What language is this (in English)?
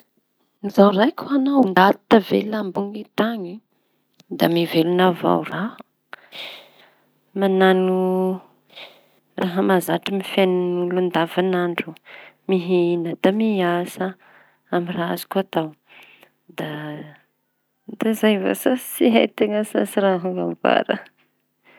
Tanosy Malagasy